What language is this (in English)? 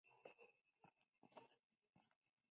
Spanish